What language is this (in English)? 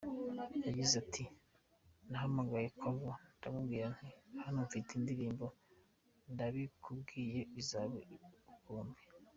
Kinyarwanda